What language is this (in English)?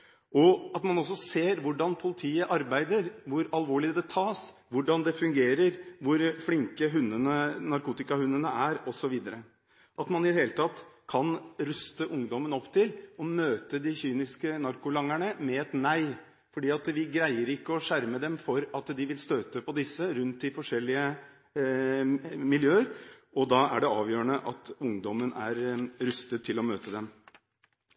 Norwegian Bokmål